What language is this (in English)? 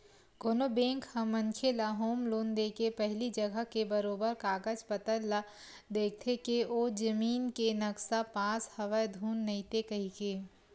Chhattisgarhi